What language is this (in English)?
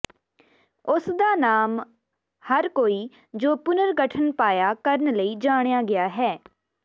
Punjabi